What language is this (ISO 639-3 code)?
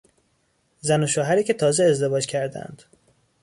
fas